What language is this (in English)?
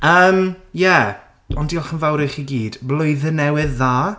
Welsh